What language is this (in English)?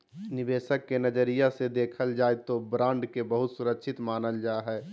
Magahi